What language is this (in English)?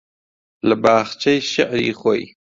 Central Kurdish